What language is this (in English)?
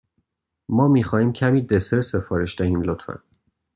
Persian